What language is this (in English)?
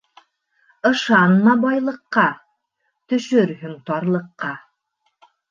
Bashkir